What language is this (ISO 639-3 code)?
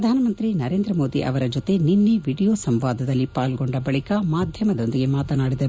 kan